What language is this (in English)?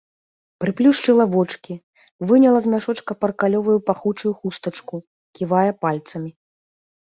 Belarusian